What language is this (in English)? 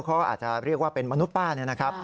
Thai